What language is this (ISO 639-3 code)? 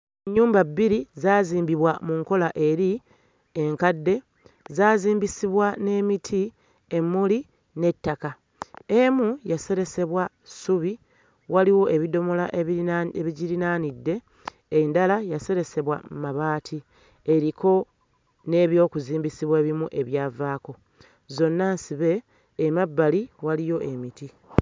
lug